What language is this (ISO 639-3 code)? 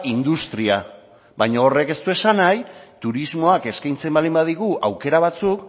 eus